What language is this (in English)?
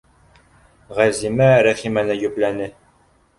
Bashkir